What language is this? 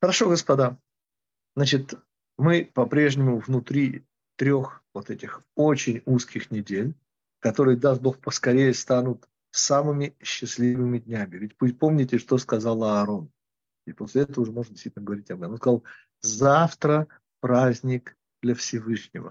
Russian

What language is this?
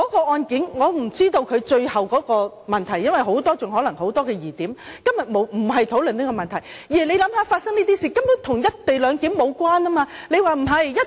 Cantonese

